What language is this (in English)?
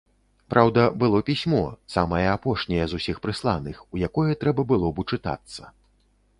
Belarusian